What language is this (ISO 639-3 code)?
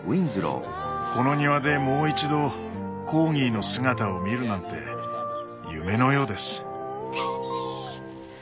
jpn